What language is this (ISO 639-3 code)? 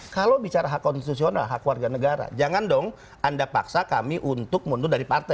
ind